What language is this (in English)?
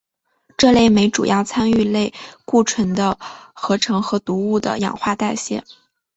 Chinese